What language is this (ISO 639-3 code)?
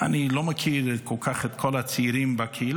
heb